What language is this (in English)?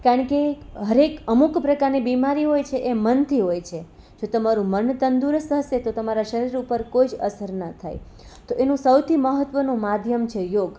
Gujarati